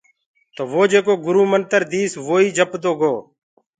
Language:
Gurgula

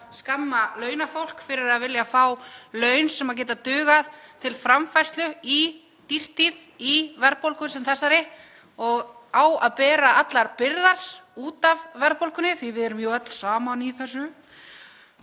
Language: Icelandic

